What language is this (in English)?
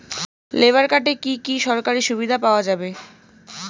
Bangla